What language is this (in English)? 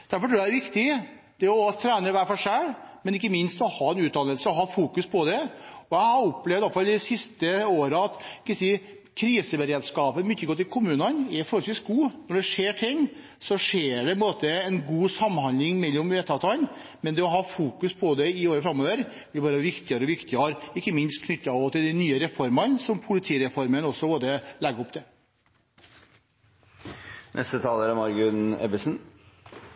Norwegian Bokmål